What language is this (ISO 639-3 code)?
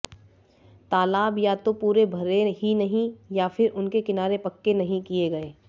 hin